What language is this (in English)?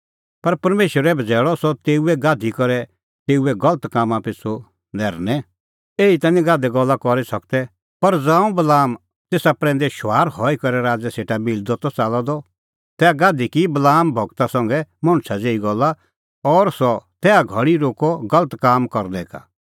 Kullu Pahari